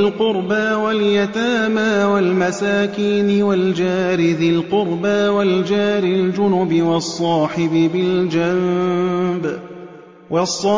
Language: Arabic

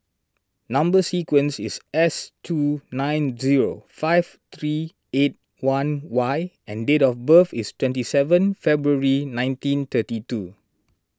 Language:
English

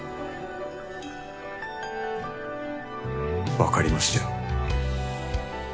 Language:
Japanese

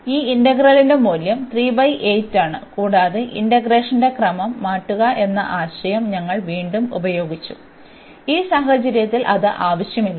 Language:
Malayalam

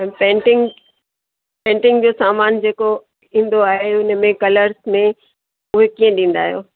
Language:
Sindhi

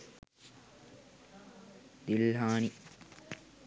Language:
Sinhala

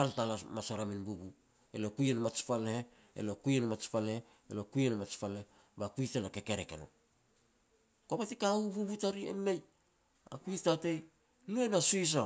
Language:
Petats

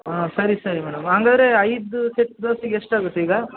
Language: Kannada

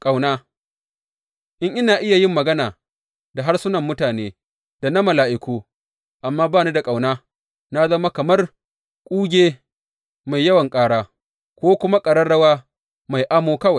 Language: Hausa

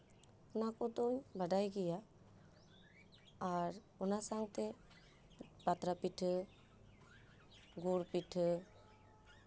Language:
Santali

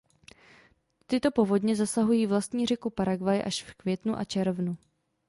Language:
Czech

